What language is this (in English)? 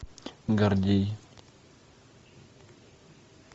Russian